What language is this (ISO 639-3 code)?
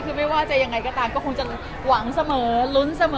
tha